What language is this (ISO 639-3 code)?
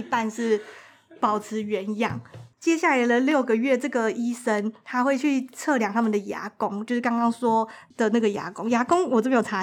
zho